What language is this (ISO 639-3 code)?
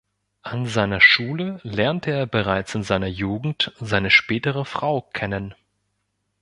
deu